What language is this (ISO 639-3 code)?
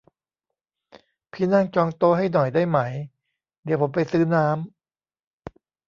tha